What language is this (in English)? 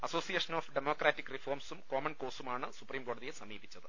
Malayalam